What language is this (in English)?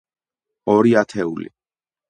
Georgian